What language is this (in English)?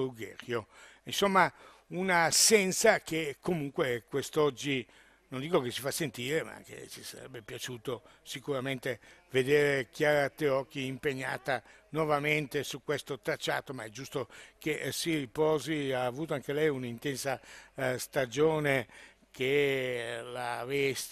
Italian